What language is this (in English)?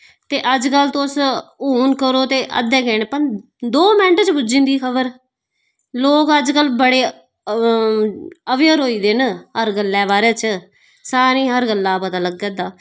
Dogri